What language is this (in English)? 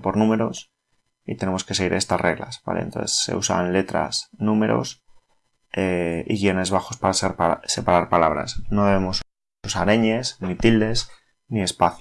Spanish